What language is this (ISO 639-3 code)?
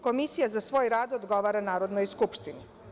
srp